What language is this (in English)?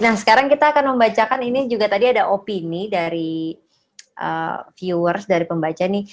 Indonesian